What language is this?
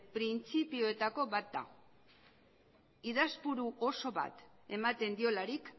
Basque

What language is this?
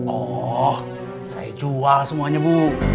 Indonesian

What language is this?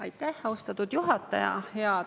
Estonian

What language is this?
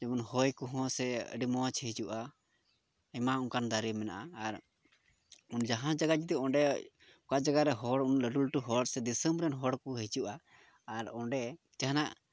Santali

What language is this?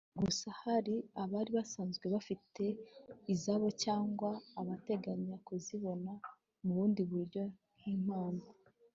Kinyarwanda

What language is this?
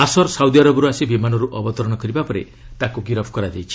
Odia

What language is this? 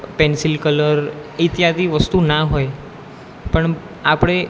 Gujarati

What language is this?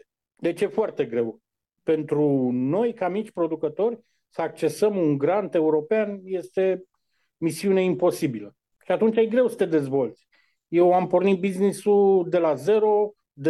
Romanian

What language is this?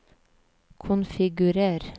Norwegian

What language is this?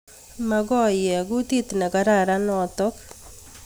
Kalenjin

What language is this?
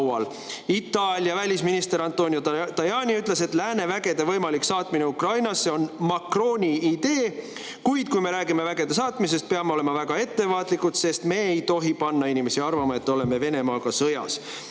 Estonian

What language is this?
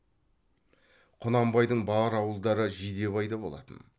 Kazakh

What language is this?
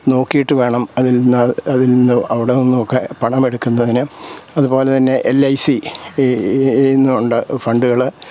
Malayalam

